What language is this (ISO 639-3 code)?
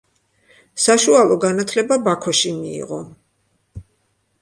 kat